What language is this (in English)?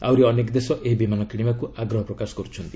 Odia